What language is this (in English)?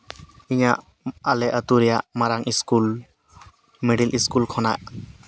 Santali